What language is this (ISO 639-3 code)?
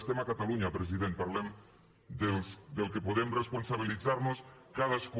cat